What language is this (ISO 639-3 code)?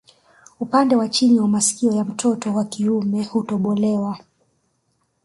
swa